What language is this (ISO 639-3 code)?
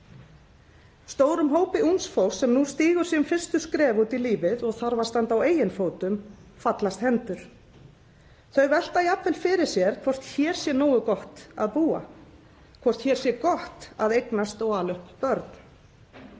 isl